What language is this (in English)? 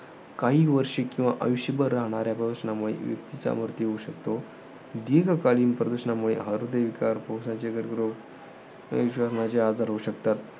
Marathi